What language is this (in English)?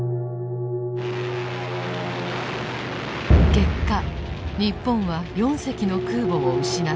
Japanese